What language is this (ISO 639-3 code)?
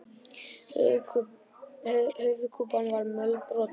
isl